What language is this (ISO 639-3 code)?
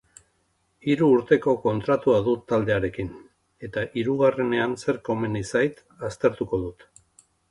eus